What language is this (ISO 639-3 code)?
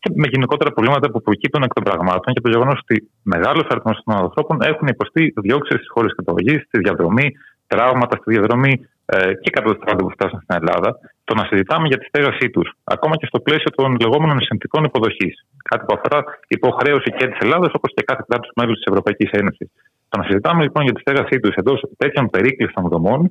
ell